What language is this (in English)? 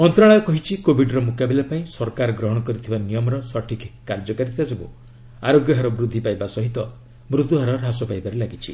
Odia